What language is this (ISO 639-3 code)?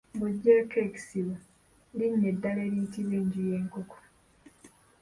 lug